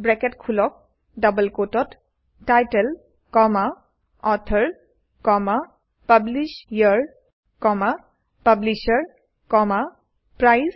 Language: Assamese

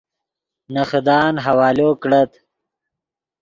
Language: Yidgha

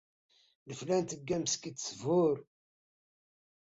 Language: Kabyle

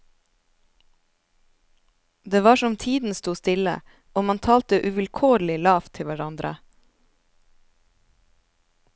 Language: Norwegian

